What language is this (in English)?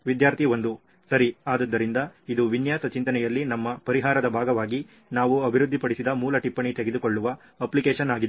Kannada